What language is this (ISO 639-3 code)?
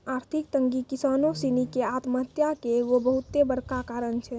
mai